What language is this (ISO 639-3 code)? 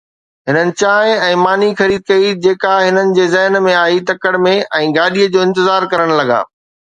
snd